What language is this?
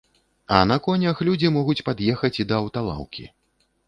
Belarusian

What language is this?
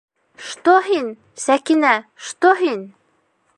Bashkir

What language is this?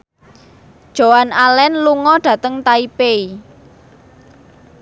Javanese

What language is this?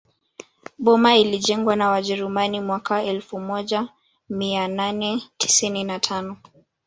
Swahili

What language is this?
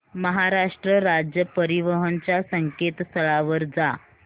Marathi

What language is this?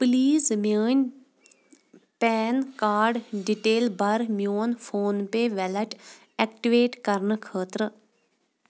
Kashmiri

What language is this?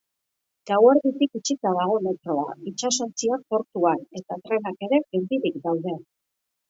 Basque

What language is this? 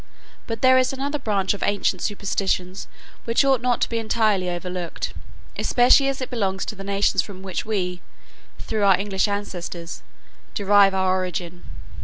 English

